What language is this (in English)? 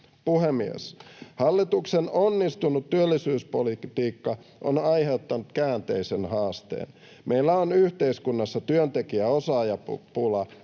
Finnish